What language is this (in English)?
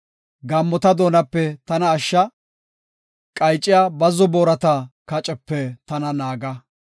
Gofa